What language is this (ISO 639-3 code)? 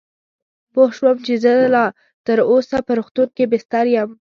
pus